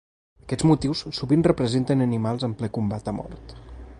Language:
Catalan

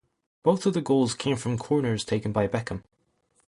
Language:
English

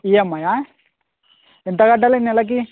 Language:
Telugu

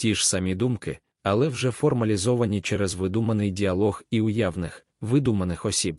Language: Ukrainian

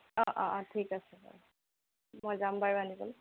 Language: Assamese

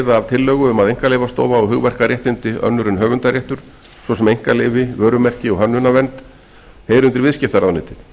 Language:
Icelandic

